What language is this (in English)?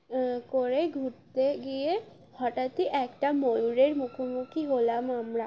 Bangla